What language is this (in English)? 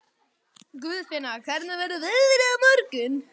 Icelandic